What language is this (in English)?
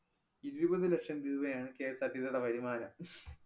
Malayalam